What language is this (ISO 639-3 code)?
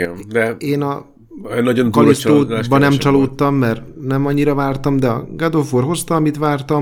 hun